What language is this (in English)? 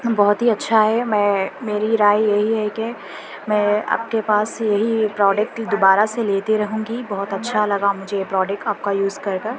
Urdu